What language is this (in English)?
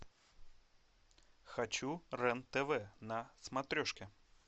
Russian